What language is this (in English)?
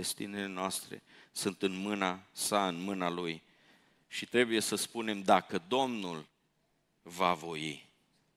Romanian